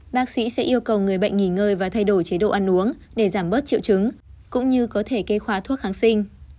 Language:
Vietnamese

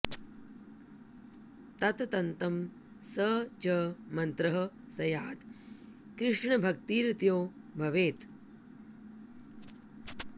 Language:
Sanskrit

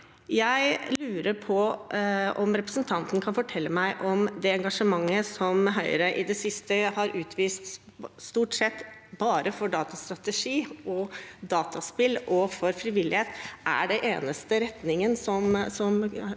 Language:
Norwegian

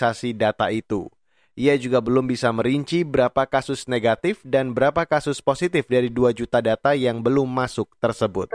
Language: Indonesian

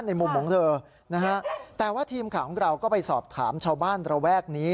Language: Thai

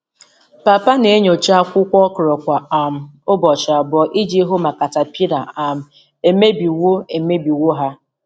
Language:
Igbo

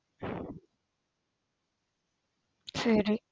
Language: Tamil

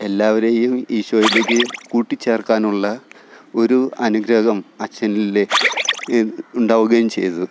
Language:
Malayalam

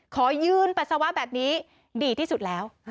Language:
Thai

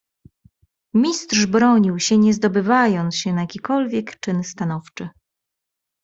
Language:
Polish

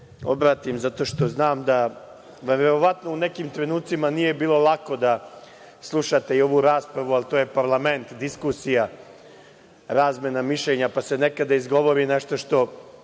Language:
Serbian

